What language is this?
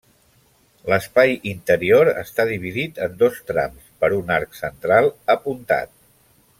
Catalan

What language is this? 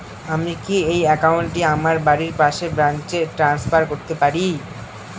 Bangla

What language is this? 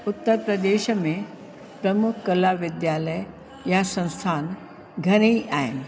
Sindhi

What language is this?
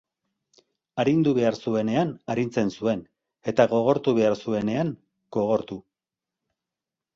Basque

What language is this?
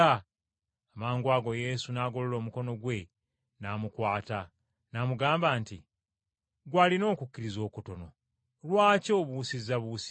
Ganda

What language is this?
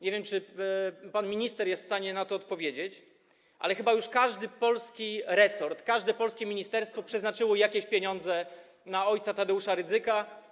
Polish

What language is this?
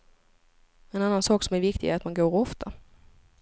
Swedish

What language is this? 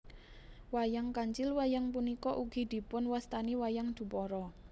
Javanese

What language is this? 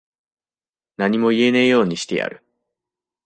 Japanese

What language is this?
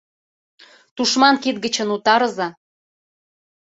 Mari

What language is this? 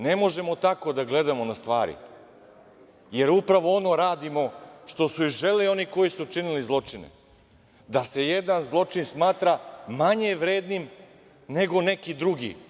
Serbian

